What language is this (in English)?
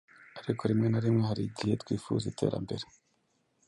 Kinyarwanda